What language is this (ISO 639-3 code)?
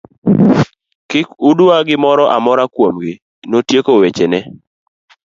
luo